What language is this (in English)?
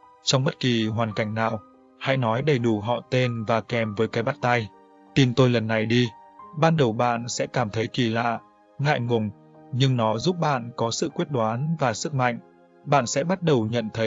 Vietnamese